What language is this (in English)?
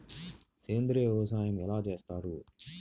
Telugu